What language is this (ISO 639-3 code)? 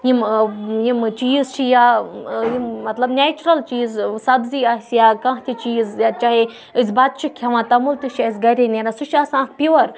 kas